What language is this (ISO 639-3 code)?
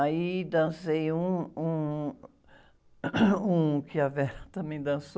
por